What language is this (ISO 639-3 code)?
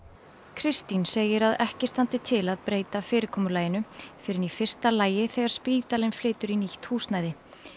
isl